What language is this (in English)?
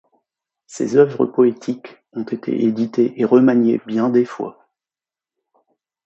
French